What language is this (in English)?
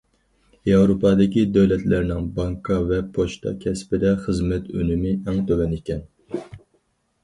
Uyghur